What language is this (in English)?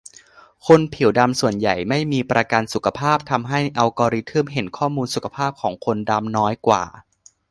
Thai